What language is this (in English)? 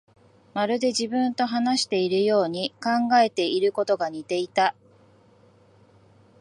Japanese